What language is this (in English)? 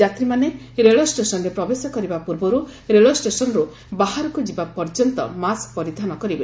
Odia